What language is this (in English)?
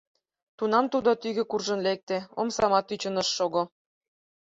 Mari